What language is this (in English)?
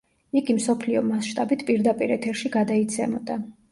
Georgian